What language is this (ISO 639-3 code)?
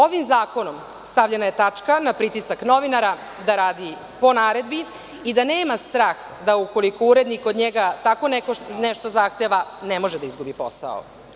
srp